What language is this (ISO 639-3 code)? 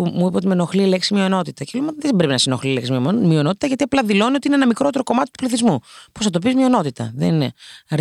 ell